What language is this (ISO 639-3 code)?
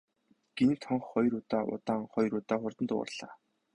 mon